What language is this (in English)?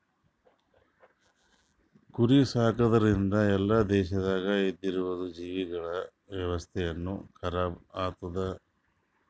Kannada